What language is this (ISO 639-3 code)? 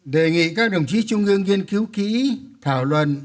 vie